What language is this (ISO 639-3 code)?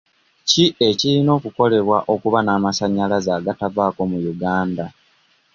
lug